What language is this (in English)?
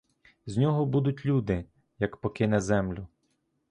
Ukrainian